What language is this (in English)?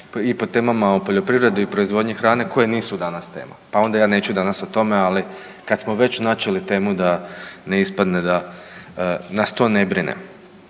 Croatian